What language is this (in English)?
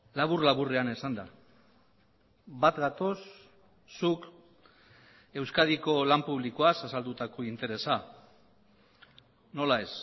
Basque